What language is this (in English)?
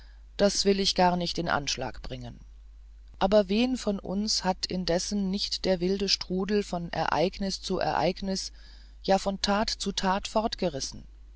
German